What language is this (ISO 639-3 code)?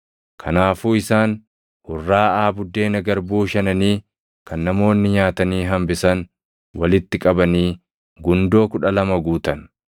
orm